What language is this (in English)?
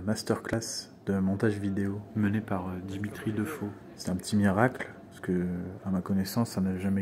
French